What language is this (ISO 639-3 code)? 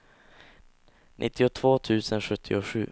swe